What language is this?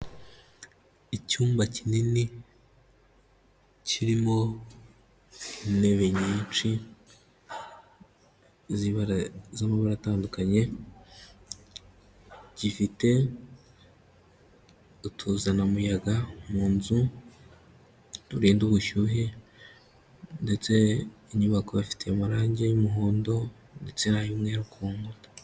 Kinyarwanda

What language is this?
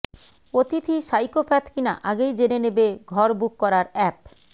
Bangla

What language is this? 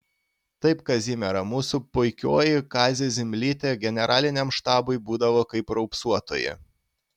Lithuanian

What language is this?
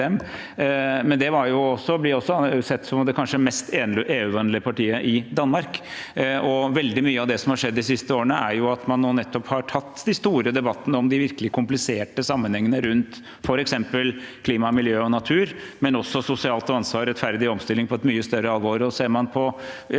Norwegian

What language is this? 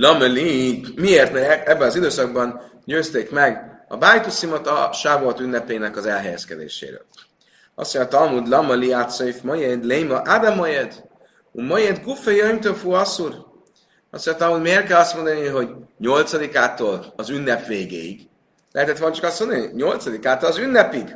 Hungarian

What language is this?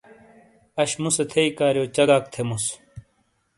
Shina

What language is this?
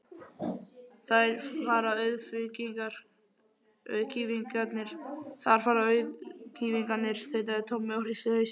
Icelandic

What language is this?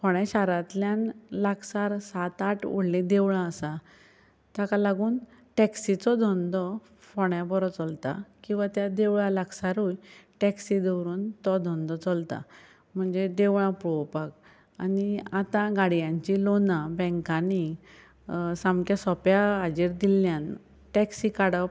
Konkani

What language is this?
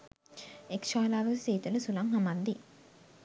Sinhala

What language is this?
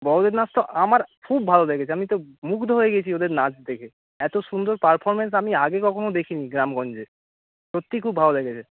Bangla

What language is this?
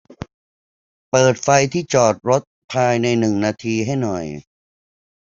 Thai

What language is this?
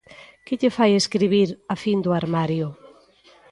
Galician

